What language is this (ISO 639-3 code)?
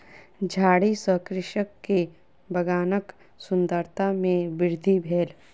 mai